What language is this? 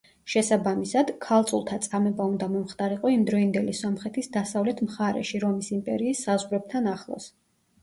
Georgian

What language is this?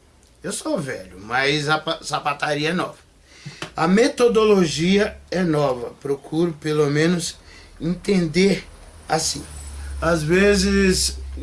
Portuguese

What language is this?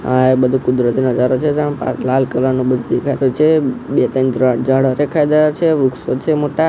Gujarati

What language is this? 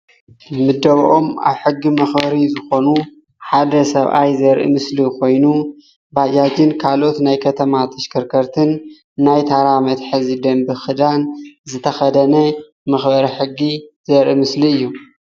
Tigrinya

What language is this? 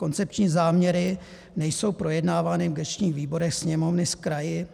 Czech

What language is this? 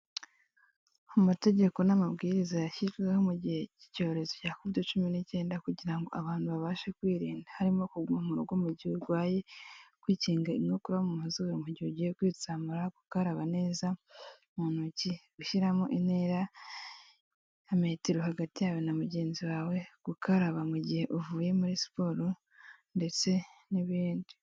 Kinyarwanda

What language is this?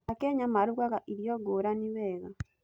Kikuyu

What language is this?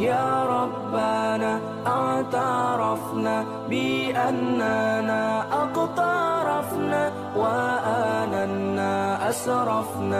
Malay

